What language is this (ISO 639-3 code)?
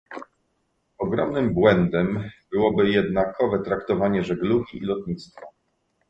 pol